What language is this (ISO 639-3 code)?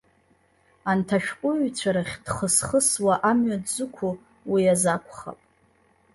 abk